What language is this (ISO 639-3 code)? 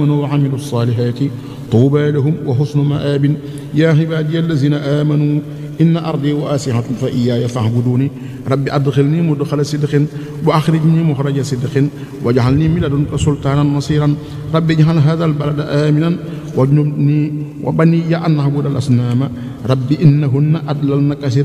ara